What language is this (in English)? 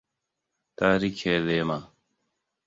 Hausa